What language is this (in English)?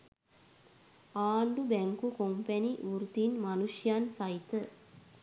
Sinhala